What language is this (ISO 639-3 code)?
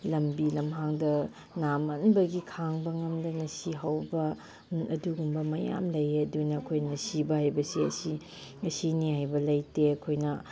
mni